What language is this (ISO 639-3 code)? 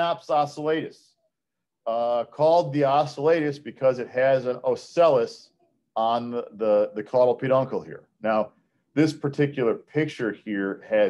eng